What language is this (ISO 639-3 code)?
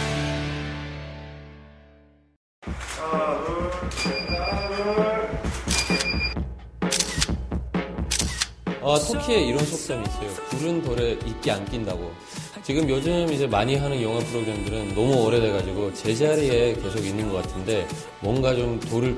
kor